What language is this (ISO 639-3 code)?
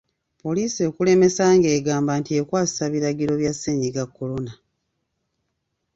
lug